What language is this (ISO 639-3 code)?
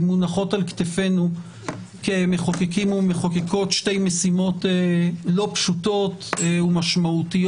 heb